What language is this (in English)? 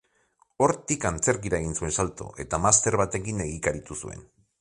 Basque